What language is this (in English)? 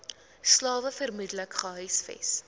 Afrikaans